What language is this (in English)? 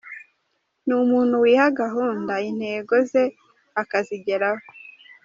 Kinyarwanda